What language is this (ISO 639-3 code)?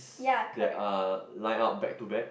eng